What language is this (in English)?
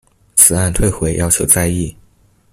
Chinese